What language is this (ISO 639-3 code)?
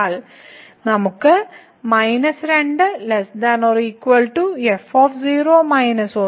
mal